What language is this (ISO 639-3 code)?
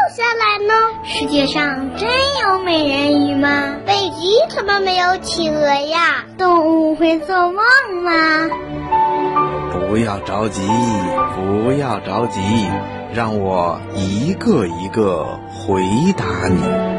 zho